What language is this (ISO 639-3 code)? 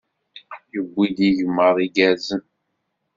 kab